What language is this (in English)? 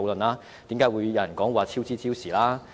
Cantonese